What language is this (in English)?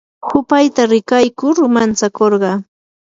Yanahuanca Pasco Quechua